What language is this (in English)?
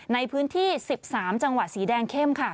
Thai